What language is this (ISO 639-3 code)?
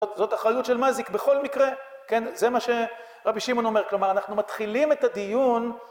heb